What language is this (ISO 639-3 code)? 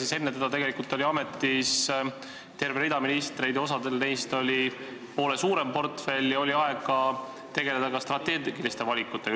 est